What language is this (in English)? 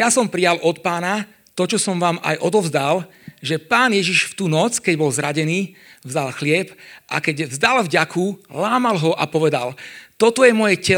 Slovak